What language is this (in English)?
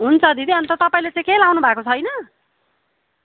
Nepali